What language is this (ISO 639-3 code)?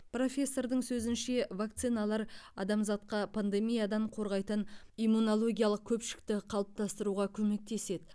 kaz